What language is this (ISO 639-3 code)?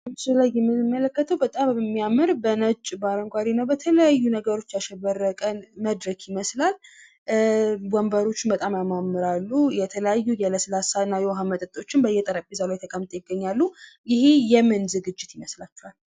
amh